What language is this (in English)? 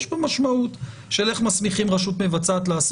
Hebrew